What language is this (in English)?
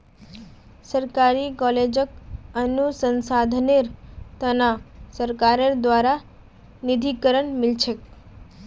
Magahi